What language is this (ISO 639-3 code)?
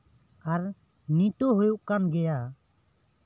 sat